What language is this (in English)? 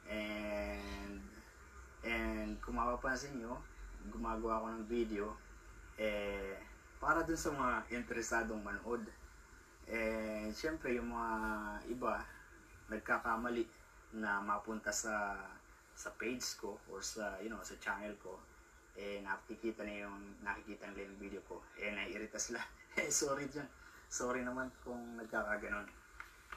Filipino